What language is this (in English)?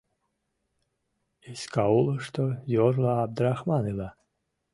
Mari